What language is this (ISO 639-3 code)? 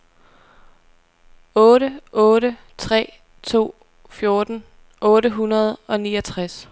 dan